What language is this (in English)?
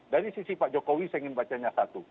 Indonesian